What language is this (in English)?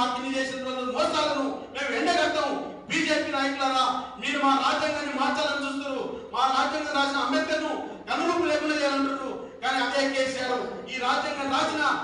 Korean